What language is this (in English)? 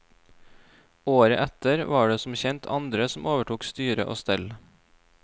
Norwegian